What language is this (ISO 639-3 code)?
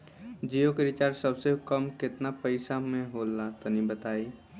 bho